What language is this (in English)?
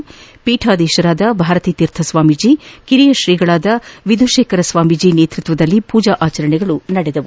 Kannada